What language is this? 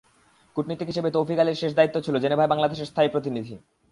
Bangla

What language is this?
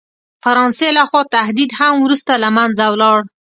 Pashto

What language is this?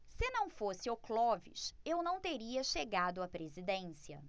Portuguese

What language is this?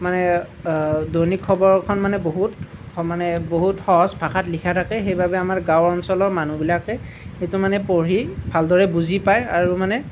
Assamese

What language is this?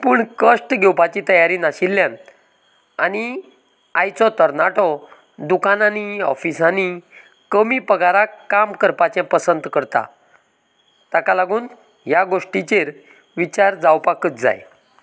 Konkani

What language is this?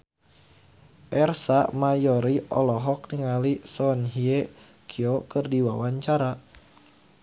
Sundanese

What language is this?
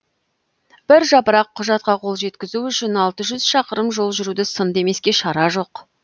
Kazakh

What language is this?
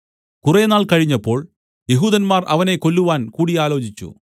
Malayalam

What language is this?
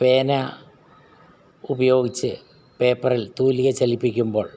Malayalam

